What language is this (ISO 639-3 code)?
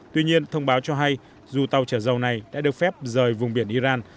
vie